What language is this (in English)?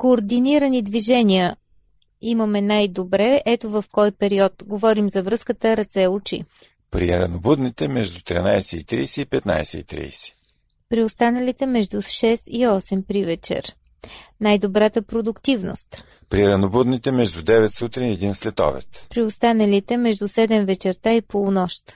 Bulgarian